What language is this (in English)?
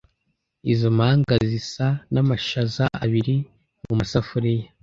Kinyarwanda